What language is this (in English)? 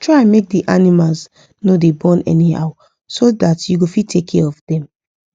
Nigerian Pidgin